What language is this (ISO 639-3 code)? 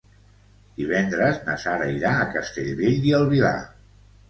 cat